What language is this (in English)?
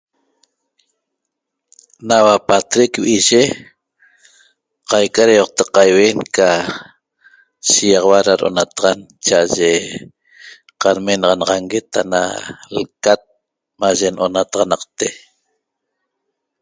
Toba